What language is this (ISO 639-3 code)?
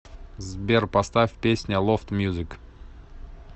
rus